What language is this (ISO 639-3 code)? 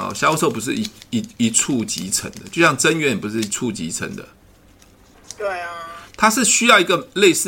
zho